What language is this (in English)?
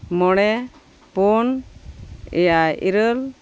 Santali